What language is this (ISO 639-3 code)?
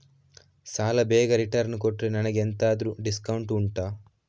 kan